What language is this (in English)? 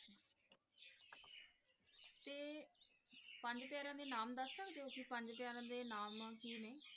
Punjabi